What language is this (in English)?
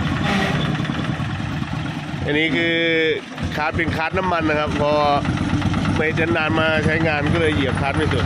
Thai